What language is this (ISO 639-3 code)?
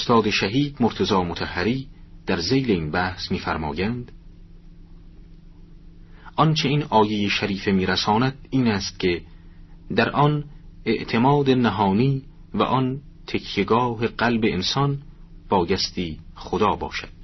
fas